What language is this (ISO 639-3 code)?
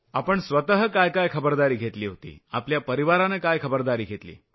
mar